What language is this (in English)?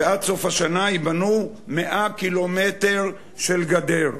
Hebrew